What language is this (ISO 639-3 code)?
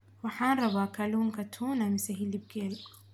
som